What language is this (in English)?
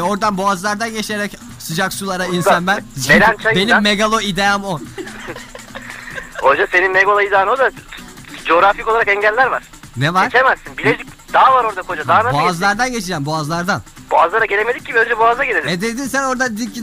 Turkish